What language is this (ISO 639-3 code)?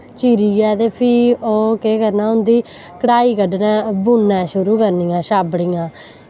doi